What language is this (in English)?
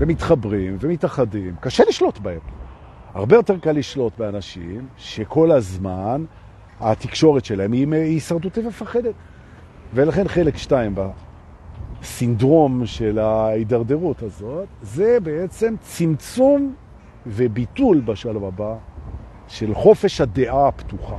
Hebrew